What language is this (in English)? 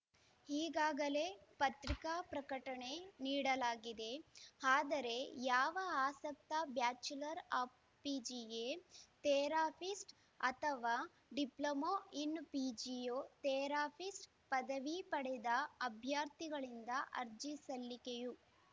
Kannada